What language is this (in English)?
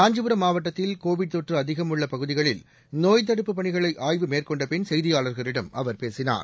Tamil